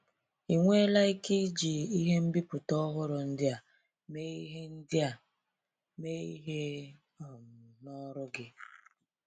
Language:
Igbo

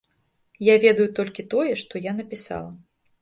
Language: Belarusian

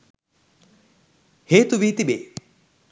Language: Sinhala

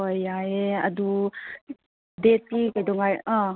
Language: Manipuri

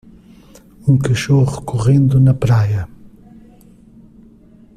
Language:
Portuguese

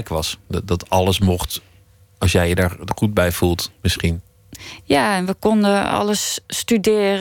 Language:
Dutch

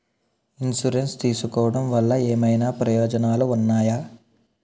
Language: Telugu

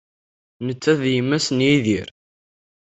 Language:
Kabyle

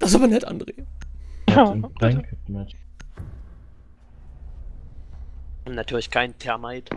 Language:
German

